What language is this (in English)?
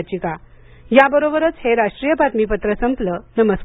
Marathi